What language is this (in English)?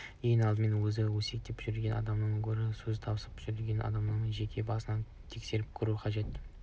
Kazakh